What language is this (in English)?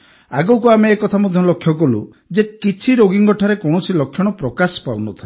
Odia